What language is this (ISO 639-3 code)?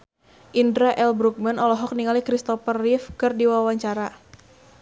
sun